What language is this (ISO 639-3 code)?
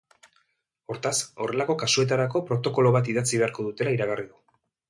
eus